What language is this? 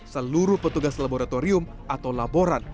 Indonesian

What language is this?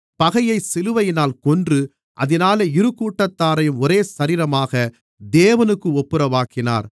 Tamil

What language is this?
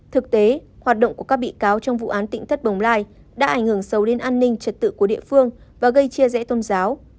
Vietnamese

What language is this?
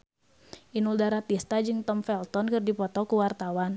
Sundanese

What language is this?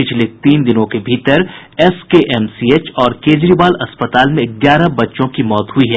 Hindi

